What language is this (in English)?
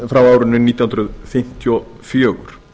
Icelandic